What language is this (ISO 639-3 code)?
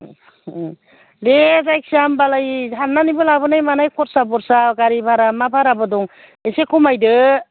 brx